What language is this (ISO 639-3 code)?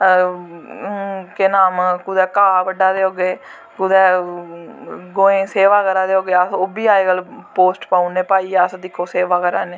doi